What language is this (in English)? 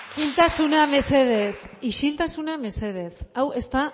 Basque